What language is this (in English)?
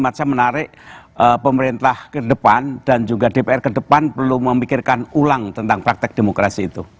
Indonesian